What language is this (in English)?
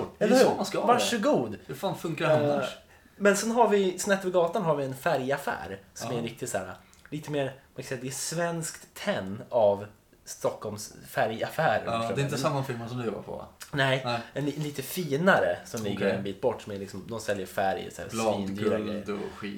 Swedish